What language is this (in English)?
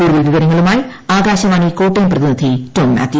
Malayalam